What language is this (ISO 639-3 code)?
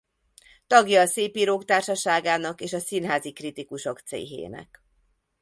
hun